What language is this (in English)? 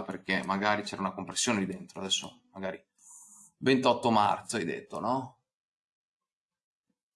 Italian